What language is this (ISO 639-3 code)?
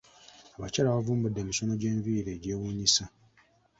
lug